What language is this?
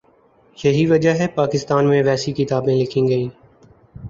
Urdu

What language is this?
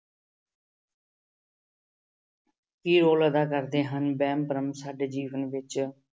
Punjabi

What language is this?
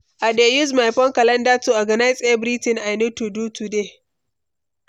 Nigerian Pidgin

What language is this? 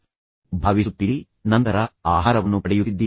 Kannada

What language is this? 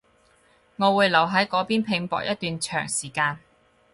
Cantonese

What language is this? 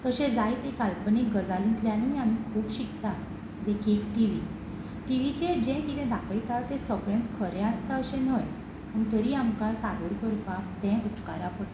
Konkani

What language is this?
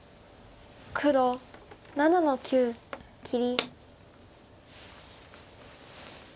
Japanese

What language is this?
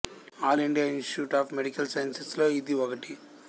Telugu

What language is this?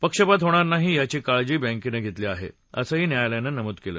Marathi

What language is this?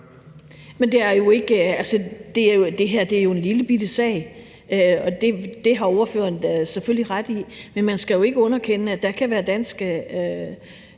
Danish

